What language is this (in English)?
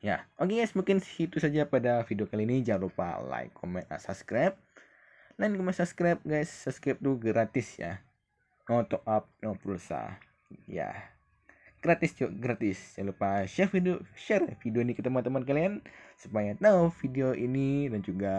Indonesian